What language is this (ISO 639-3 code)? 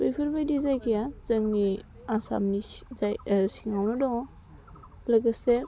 brx